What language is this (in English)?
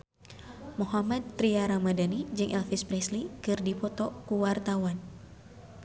Sundanese